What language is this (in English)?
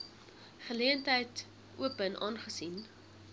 Afrikaans